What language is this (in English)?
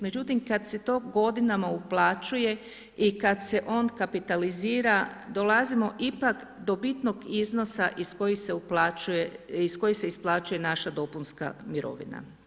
Croatian